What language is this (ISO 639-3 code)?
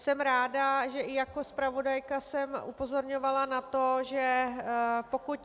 ces